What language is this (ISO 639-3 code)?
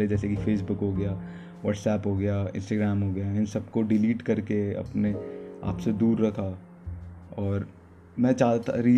hin